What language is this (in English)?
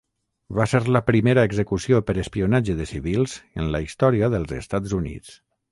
Catalan